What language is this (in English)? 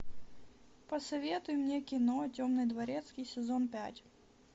Russian